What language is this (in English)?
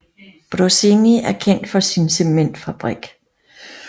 Danish